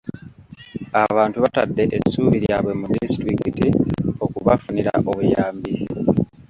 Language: Ganda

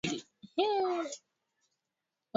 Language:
Swahili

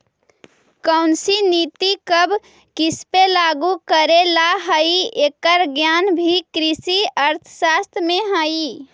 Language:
Magahi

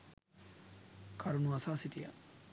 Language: Sinhala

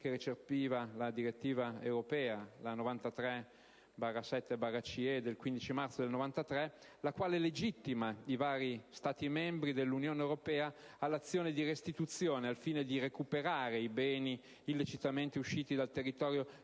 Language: Italian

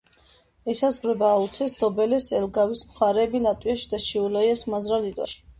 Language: Georgian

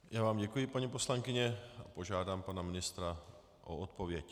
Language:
Czech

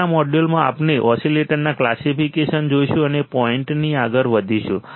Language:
Gujarati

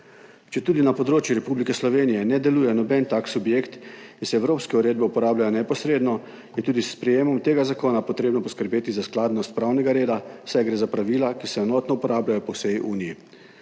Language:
Slovenian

